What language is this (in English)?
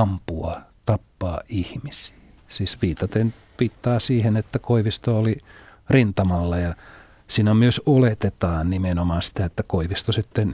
Finnish